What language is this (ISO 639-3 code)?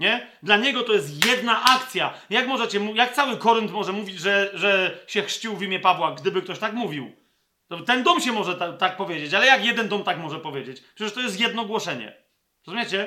pol